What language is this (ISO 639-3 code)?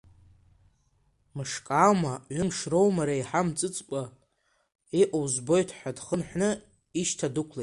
abk